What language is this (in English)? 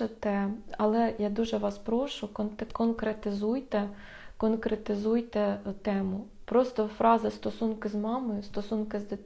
Ukrainian